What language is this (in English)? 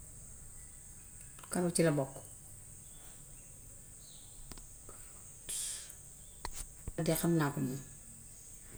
Gambian Wolof